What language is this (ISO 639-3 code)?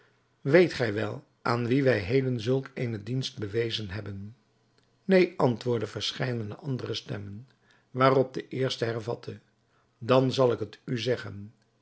nld